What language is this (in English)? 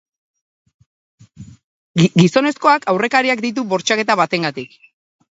Basque